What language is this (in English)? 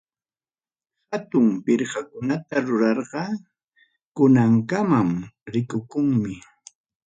Ayacucho Quechua